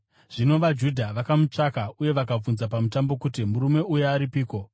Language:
Shona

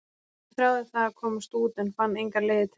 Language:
Icelandic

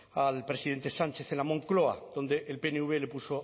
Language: Spanish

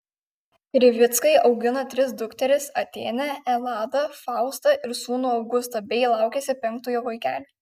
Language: Lithuanian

